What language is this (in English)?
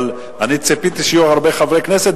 Hebrew